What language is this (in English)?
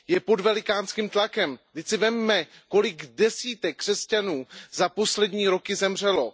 Czech